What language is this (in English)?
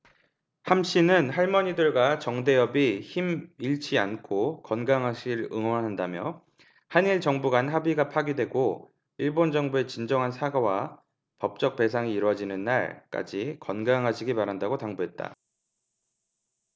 Korean